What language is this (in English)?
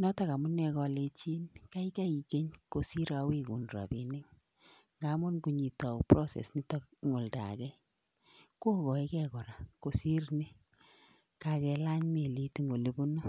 Kalenjin